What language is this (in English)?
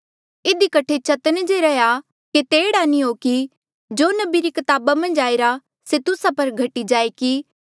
Mandeali